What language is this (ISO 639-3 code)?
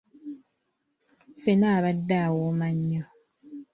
lug